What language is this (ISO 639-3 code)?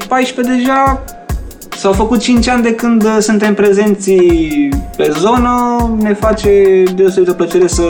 ron